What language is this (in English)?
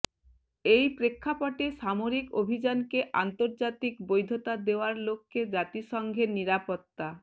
Bangla